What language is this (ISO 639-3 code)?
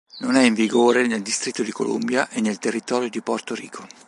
ita